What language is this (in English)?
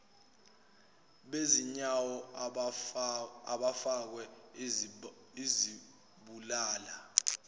Zulu